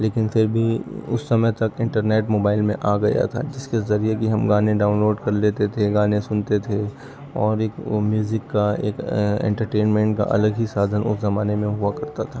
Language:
Urdu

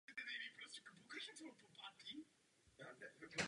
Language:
Czech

